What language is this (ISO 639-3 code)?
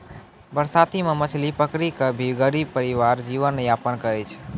mai